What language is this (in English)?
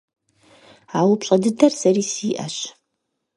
Kabardian